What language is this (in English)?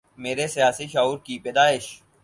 Urdu